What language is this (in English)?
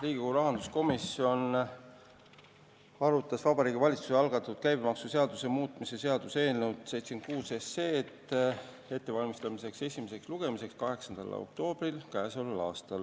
Estonian